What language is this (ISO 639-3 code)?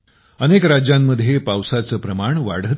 mar